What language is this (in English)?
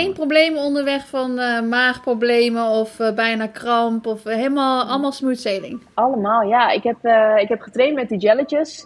Dutch